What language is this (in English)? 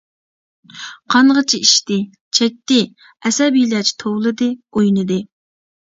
Uyghur